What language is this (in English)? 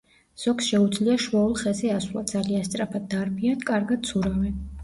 Georgian